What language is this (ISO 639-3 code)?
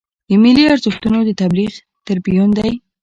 pus